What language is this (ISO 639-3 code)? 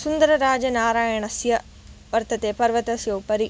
san